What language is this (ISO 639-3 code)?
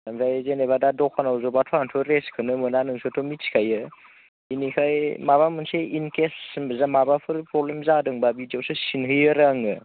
brx